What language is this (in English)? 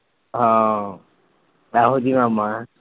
Punjabi